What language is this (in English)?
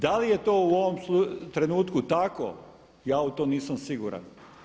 Croatian